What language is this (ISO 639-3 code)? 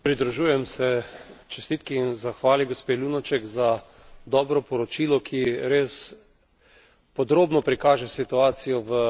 slv